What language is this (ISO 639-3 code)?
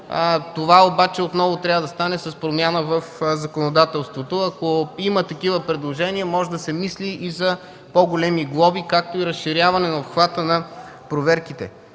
bul